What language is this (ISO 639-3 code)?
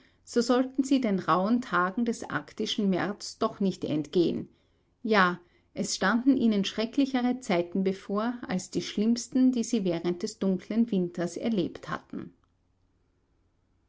deu